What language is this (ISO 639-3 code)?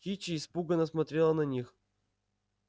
rus